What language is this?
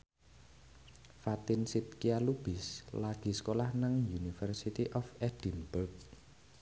Javanese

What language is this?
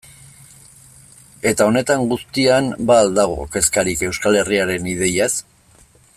Basque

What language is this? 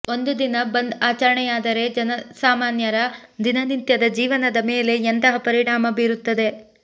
Kannada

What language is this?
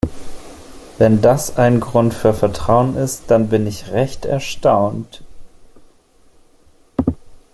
German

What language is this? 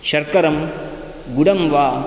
Sanskrit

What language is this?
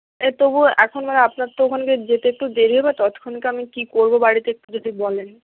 Bangla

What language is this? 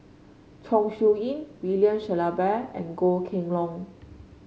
English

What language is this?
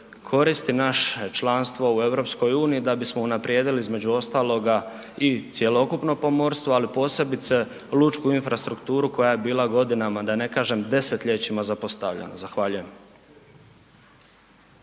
Croatian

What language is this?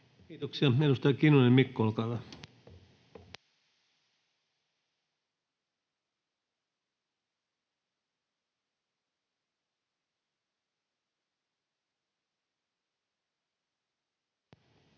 Finnish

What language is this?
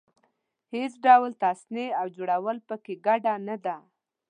Pashto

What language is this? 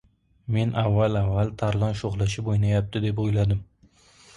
Uzbek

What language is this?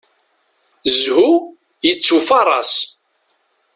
Kabyle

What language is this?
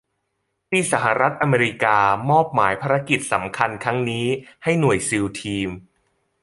Thai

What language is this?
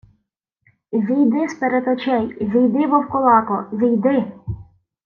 Ukrainian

